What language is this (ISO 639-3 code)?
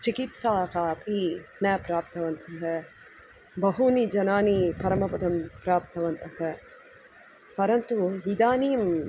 san